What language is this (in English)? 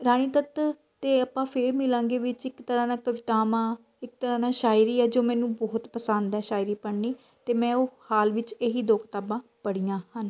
Punjabi